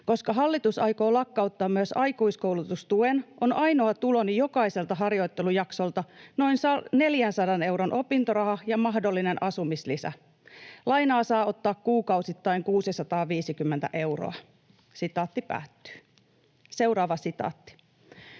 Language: Finnish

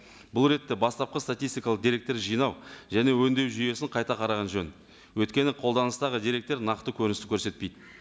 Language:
Kazakh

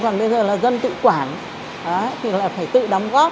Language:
Vietnamese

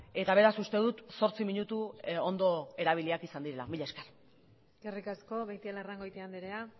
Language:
Basque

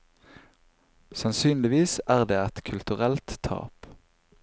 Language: Norwegian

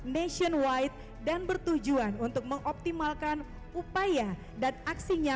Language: Indonesian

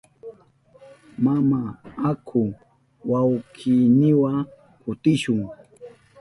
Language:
Southern Pastaza Quechua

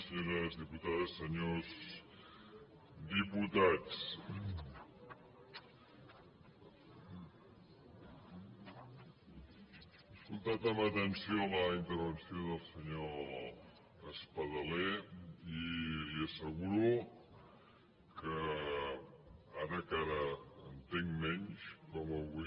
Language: Catalan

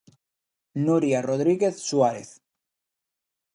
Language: Galician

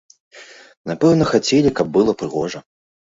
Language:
Belarusian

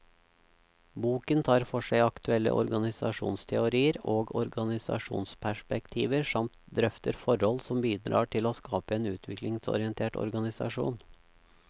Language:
Norwegian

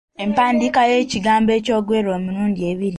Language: Ganda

